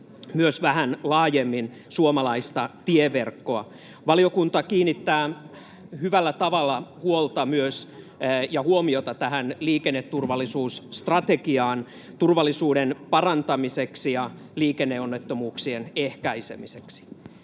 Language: Finnish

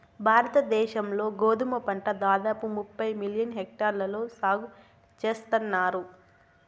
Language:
Telugu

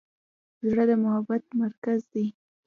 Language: Pashto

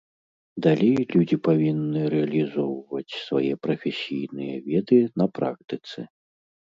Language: Belarusian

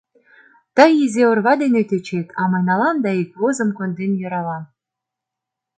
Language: Mari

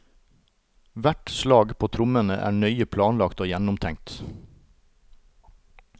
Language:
Norwegian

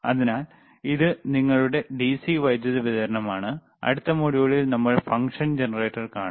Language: Malayalam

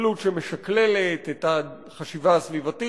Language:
Hebrew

